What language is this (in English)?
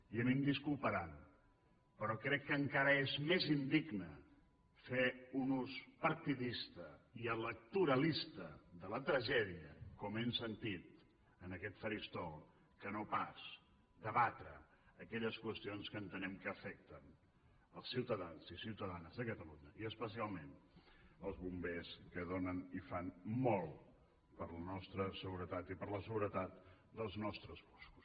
Catalan